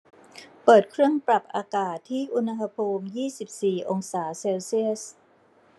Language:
Thai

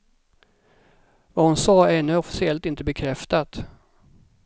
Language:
Swedish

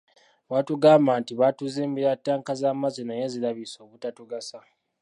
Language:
Ganda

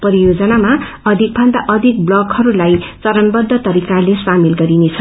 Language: Nepali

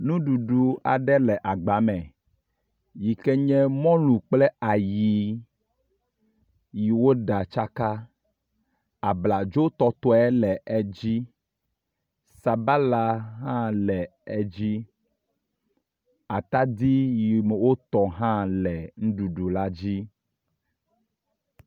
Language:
Ewe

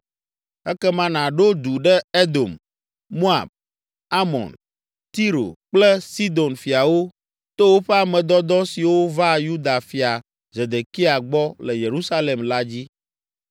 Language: Ewe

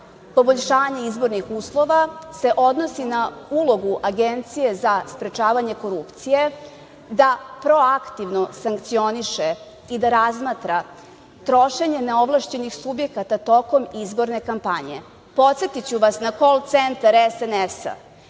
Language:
Serbian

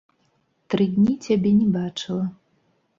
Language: Belarusian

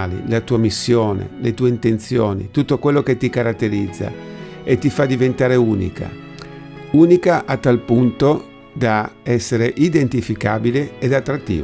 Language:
Italian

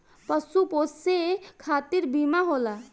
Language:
Bhojpuri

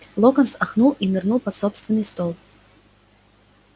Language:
Russian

